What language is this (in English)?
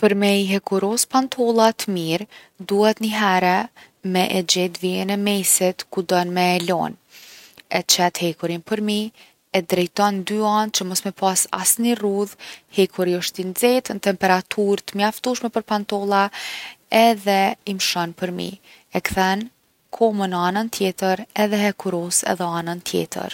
Gheg Albanian